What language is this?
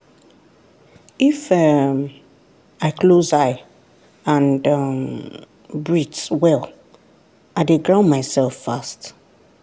Nigerian Pidgin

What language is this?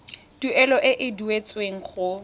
Tswana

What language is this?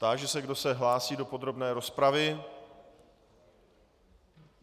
Czech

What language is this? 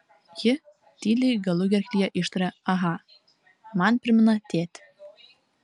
Lithuanian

